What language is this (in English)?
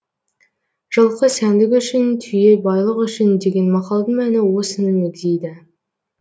Kazakh